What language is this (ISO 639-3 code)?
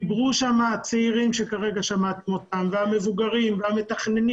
heb